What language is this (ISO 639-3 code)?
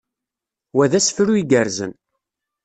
kab